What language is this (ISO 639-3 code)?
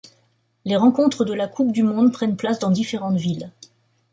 fra